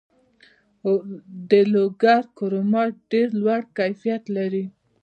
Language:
Pashto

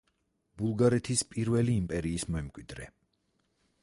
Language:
Georgian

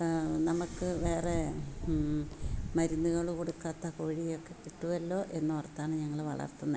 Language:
Malayalam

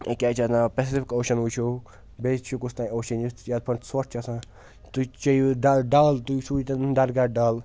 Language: Kashmiri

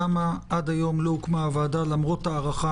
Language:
Hebrew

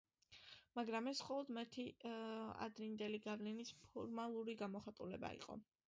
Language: Georgian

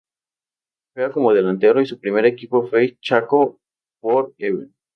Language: Spanish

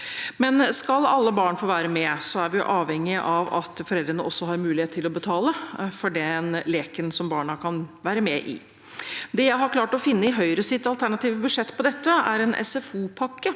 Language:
Norwegian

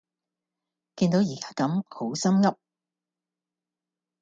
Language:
Cantonese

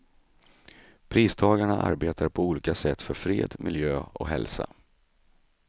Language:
Swedish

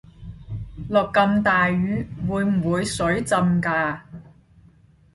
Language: Cantonese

